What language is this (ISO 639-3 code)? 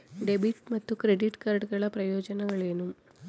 kan